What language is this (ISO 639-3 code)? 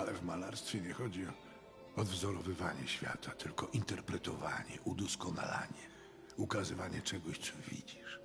pol